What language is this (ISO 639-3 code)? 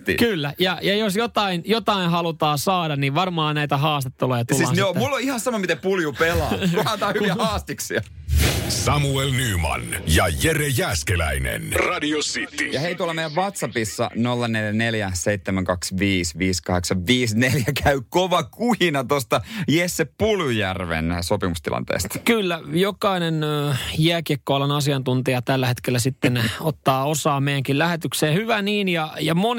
fin